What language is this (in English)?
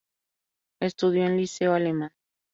Spanish